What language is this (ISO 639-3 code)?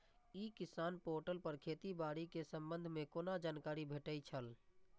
mai